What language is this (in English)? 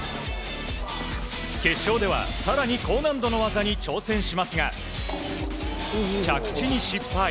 Japanese